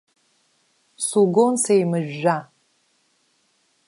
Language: Abkhazian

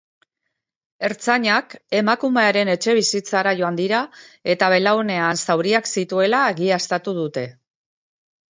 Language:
Basque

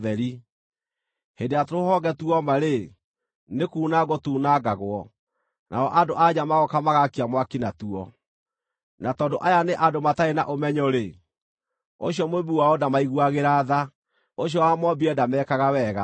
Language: Kikuyu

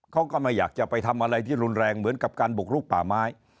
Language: Thai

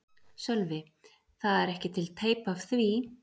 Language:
Icelandic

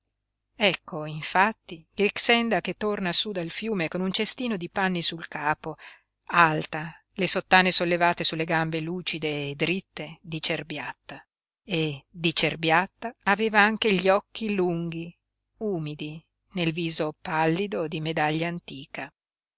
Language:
Italian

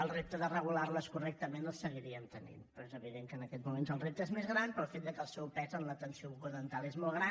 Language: Catalan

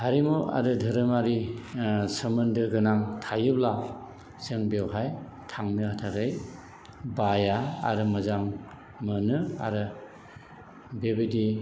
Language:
Bodo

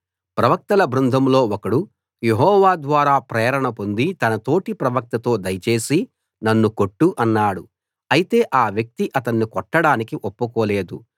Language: Telugu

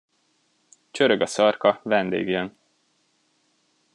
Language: Hungarian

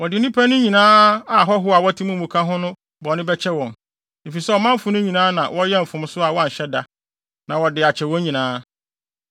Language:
Akan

